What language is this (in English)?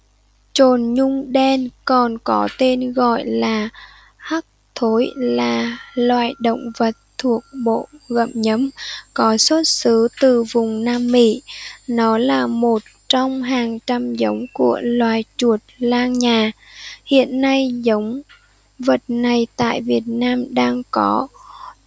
Vietnamese